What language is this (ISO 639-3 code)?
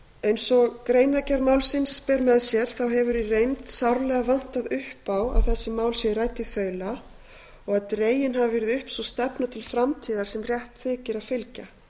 isl